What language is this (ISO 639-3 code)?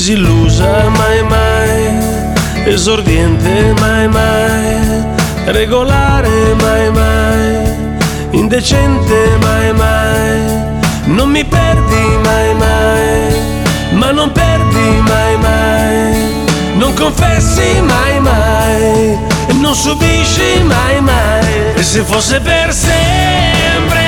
ukr